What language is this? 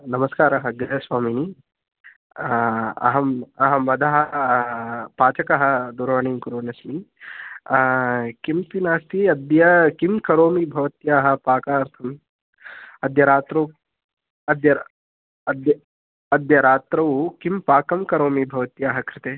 Sanskrit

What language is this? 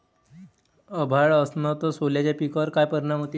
Marathi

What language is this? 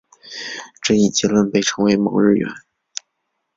Chinese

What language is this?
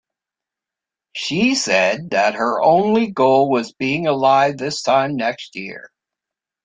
English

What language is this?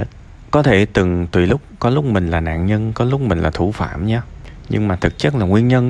Vietnamese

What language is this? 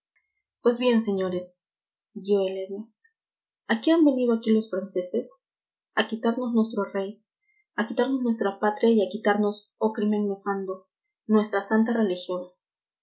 Spanish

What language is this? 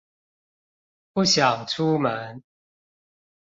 Chinese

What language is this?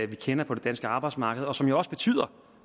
Danish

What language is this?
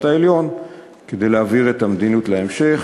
Hebrew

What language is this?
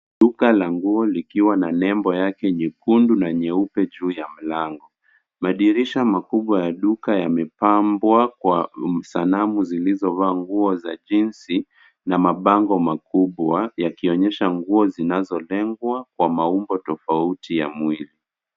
Swahili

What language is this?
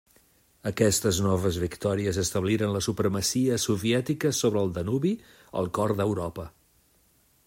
Catalan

